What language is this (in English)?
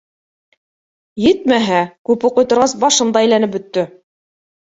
Bashkir